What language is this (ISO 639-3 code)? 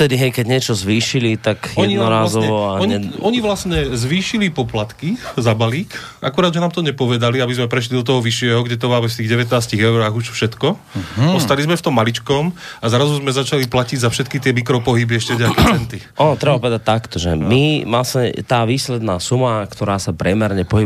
slk